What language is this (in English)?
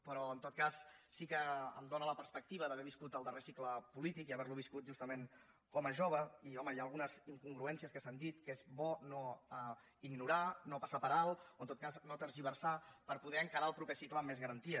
Catalan